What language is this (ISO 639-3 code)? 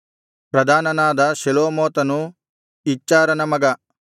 kan